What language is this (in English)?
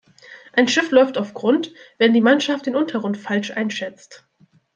German